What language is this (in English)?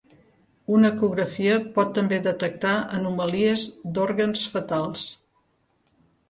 Catalan